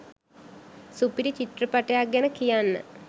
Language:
Sinhala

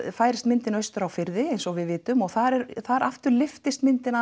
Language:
Icelandic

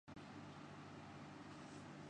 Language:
Urdu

